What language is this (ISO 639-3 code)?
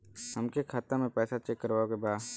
bho